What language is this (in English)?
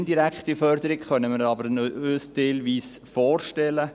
Swiss German